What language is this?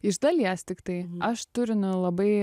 Lithuanian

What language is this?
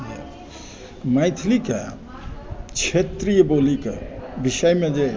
Maithili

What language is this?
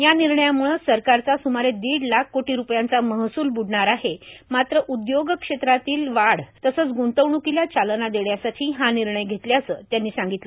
Marathi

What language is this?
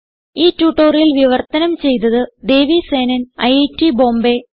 Malayalam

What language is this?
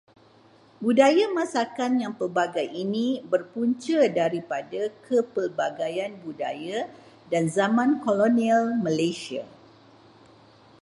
Malay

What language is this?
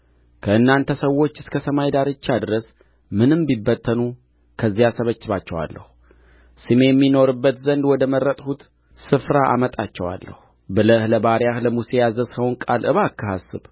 Amharic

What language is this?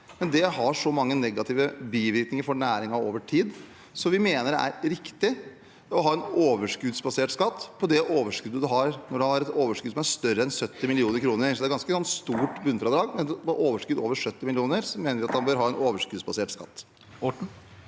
Norwegian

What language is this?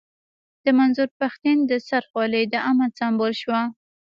Pashto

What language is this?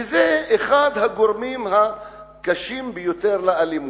Hebrew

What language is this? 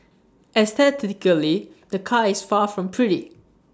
English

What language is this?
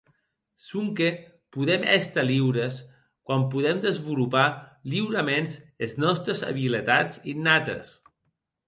Occitan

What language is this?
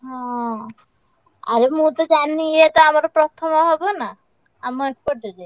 Odia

